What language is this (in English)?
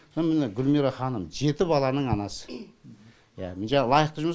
Kazakh